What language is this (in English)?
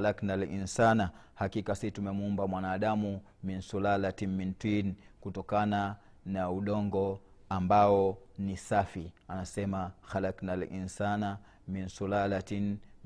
Swahili